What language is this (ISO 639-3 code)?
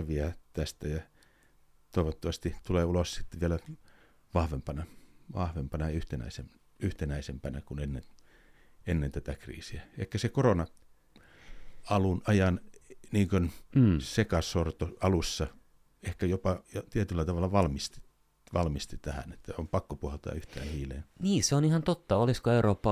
fin